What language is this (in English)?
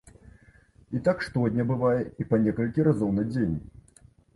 Belarusian